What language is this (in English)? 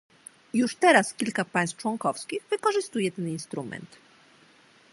Polish